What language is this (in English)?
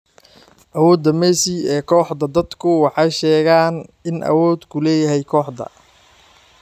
Somali